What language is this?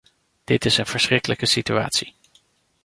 Dutch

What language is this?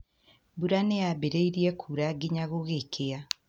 Kikuyu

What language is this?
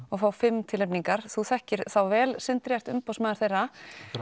Icelandic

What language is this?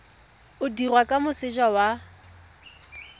Tswana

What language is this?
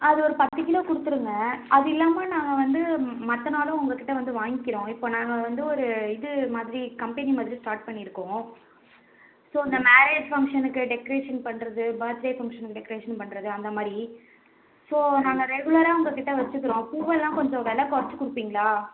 Tamil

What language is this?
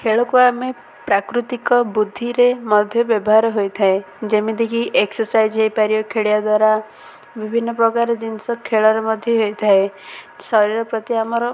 Odia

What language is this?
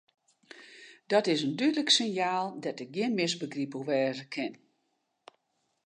Western Frisian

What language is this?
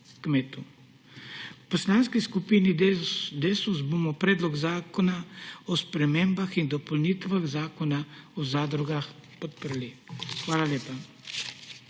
Slovenian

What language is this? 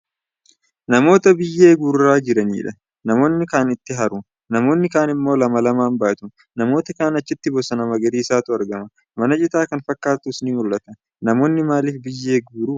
Oromo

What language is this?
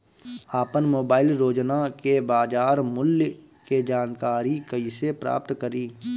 Bhojpuri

